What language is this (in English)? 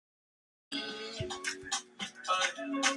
Spanish